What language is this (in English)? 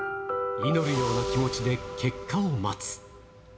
Japanese